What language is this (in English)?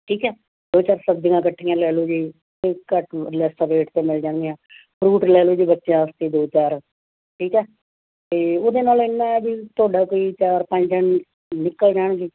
Punjabi